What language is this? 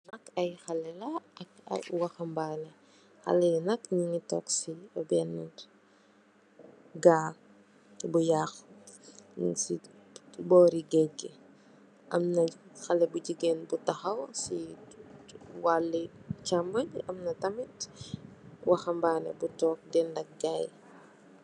Wolof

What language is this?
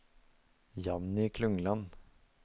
Norwegian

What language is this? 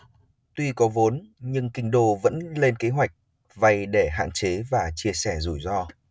Vietnamese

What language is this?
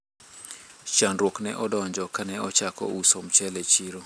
Luo (Kenya and Tanzania)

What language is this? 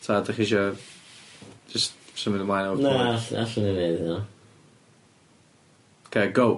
Welsh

